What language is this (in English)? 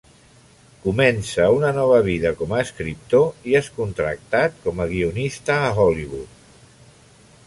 Catalan